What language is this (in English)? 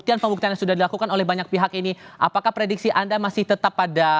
Indonesian